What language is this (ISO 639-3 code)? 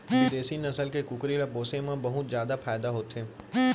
hne